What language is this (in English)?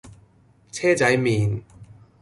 Cantonese